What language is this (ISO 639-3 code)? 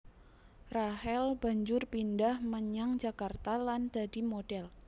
jav